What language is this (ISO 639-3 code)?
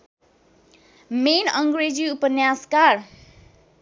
nep